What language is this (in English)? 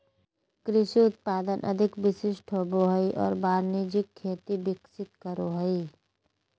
Magahi